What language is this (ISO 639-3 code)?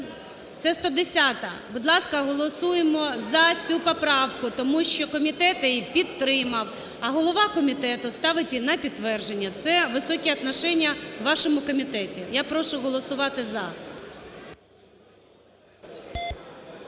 ukr